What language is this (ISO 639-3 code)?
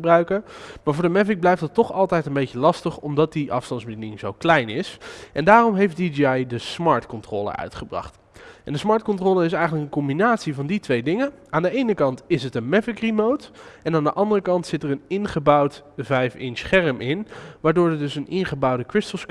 nld